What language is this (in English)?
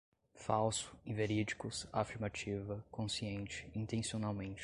Portuguese